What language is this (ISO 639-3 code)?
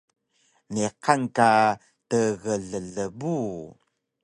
trv